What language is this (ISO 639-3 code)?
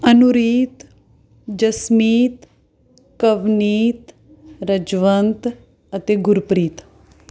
pan